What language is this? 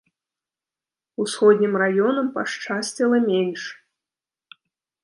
Belarusian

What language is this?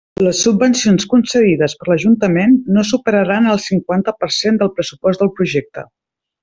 Catalan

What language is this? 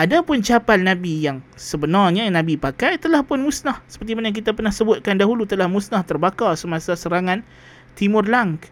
Malay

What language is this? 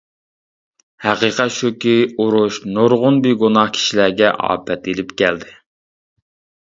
Uyghur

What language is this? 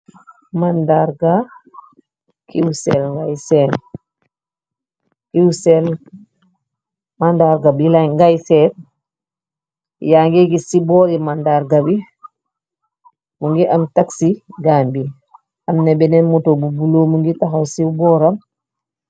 Wolof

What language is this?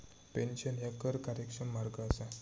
Marathi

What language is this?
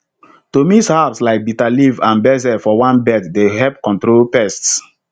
Nigerian Pidgin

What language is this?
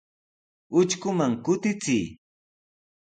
Sihuas Ancash Quechua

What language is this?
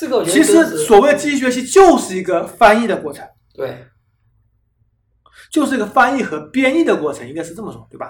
Chinese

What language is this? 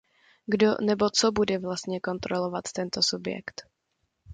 Czech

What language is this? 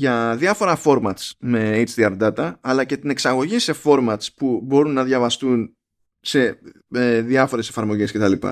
Greek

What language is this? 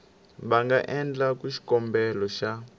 Tsonga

